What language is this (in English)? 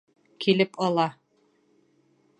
Bashkir